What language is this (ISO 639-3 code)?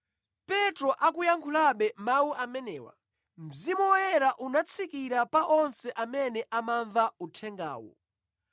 nya